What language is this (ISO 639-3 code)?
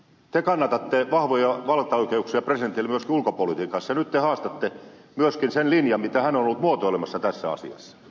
fin